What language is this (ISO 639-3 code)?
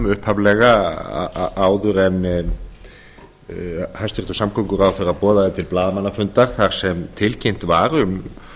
isl